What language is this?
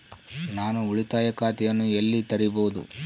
Kannada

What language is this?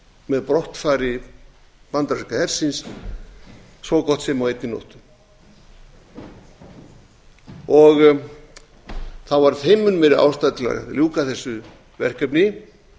Icelandic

